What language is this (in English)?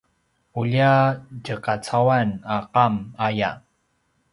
Paiwan